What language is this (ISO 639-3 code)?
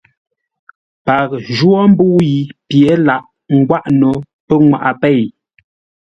nla